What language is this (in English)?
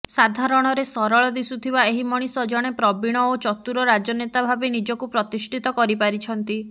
Odia